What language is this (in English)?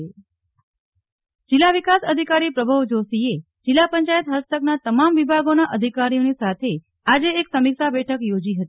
Gujarati